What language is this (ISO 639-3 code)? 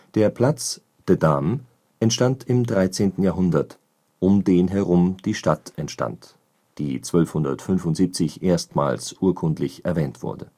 deu